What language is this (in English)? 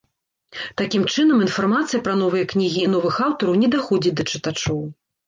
Belarusian